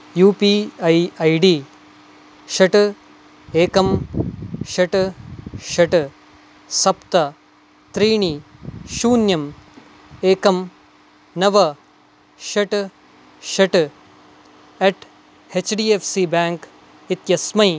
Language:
Sanskrit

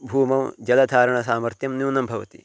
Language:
Sanskrit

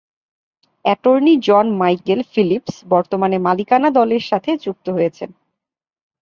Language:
Bangla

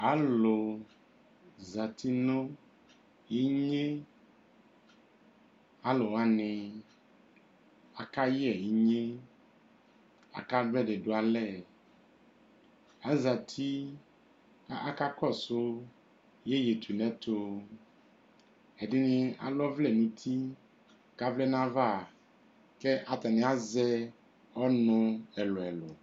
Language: Ikposo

